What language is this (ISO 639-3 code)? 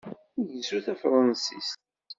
kab